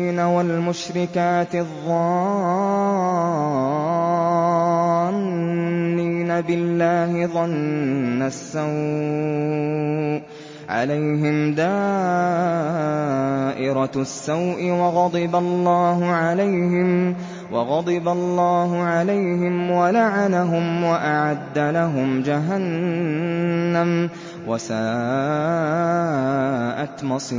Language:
Arabic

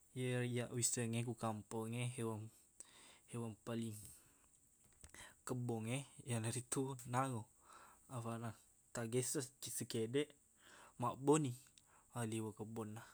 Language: Buginese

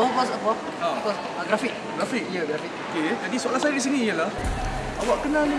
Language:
Malay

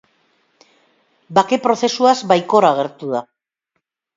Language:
Basque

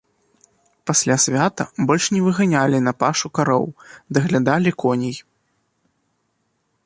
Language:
Belarusian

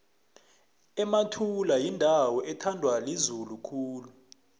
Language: South Ndebele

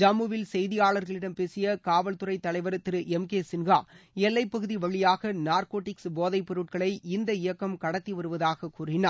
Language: Tamil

